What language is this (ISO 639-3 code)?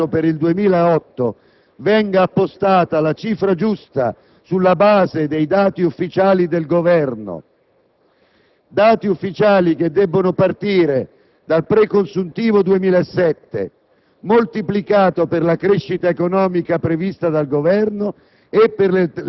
ita